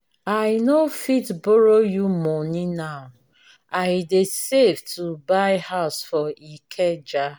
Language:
Nigerian Pidgin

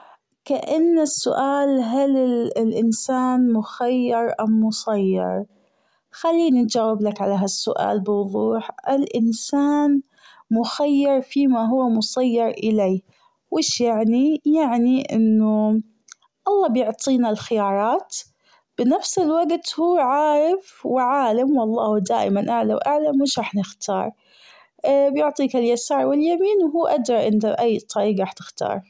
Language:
Gulf Arabic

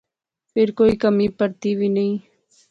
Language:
Pahari-Potwari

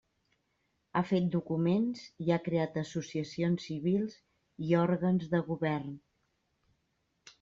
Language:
Catalan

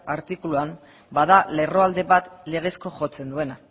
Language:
Basque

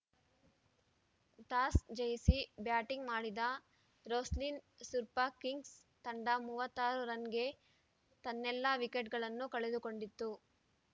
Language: Kannada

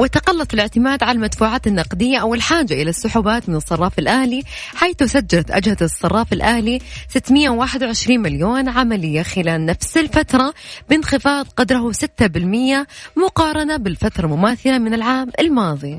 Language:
Arabic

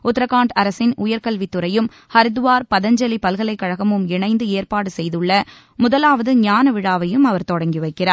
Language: Tamil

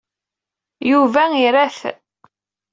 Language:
Kabyle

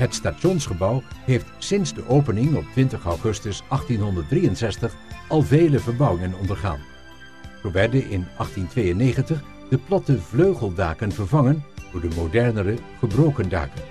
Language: Dutch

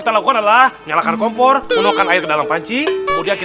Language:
Indonesian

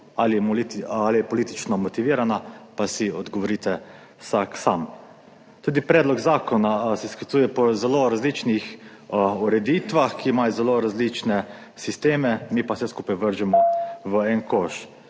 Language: Slovenian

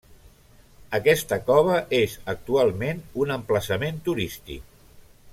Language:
Catalan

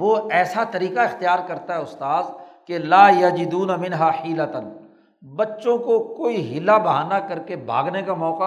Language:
Urdu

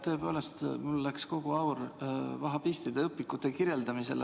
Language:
Estonian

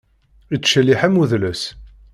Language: Kabyle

